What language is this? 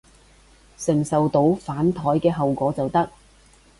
Cantonese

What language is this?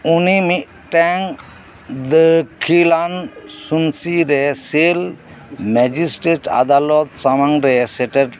Santali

